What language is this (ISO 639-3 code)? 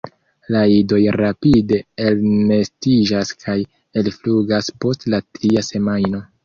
epo